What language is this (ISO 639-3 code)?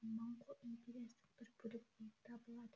kaz